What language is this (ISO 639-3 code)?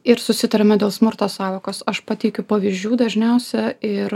lit